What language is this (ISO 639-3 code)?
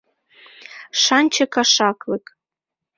chm